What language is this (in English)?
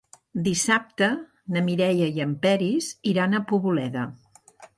Catalan